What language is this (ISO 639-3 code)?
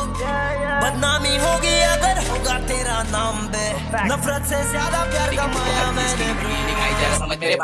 hin